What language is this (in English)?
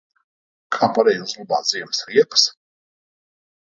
Latvian